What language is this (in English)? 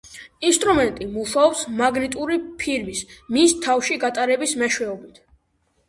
Georgian